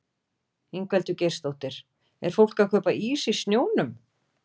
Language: Icelandic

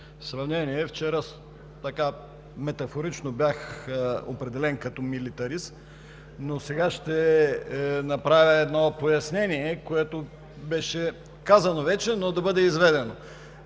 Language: Bulgarian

